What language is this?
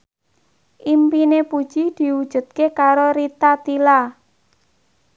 Javanese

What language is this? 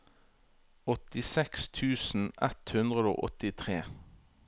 Norwegian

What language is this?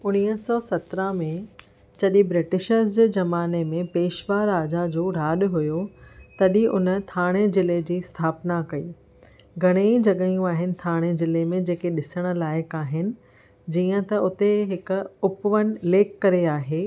Sindhi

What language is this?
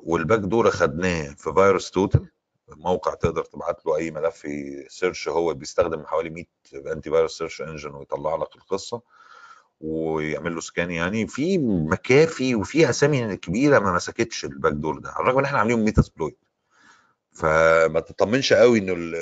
Arabic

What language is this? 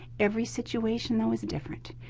English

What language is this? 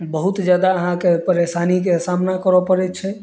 Maithili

